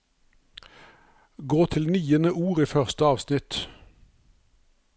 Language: Norwegian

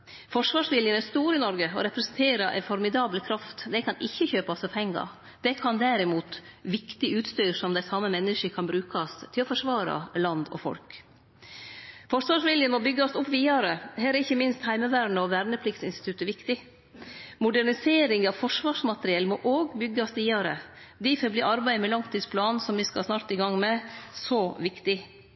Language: Norwegian Nynorsk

